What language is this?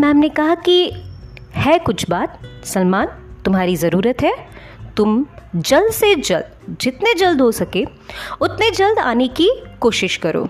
Hindi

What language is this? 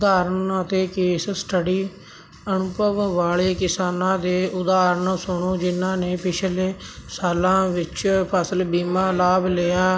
Punjabi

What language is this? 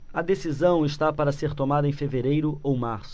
Portuguese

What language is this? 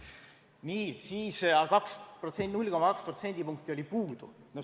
Estonian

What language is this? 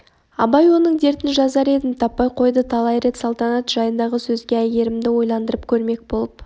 Kazakh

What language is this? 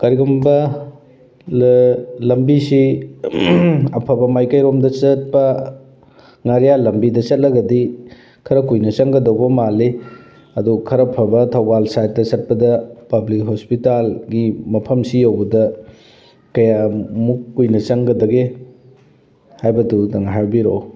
Manipuri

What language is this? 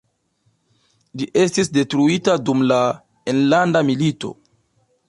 Esperanto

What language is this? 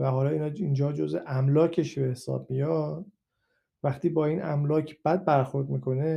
Persian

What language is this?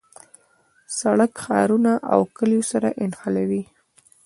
Pashto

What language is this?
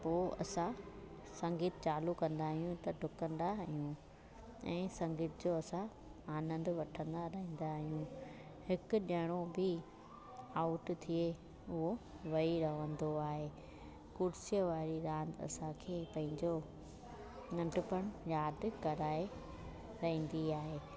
Sindhi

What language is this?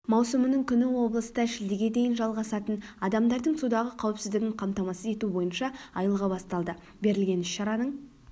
Kazakh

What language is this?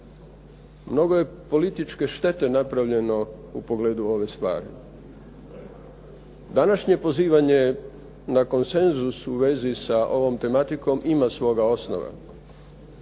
Croatian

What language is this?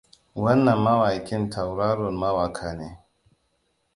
Hausa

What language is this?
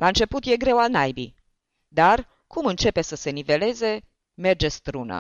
Romanian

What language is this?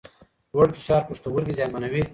Pashto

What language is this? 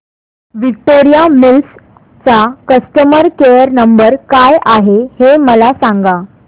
Marathi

